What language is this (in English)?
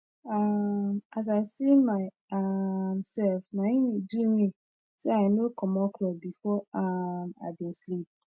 Nigerian Pidgin